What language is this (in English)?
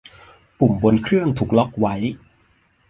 Thai